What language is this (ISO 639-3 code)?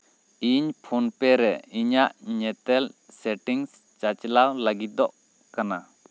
sat